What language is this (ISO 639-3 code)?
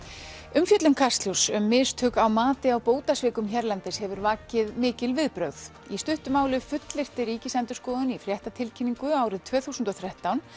isl